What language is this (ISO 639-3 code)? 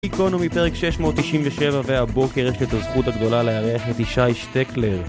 heb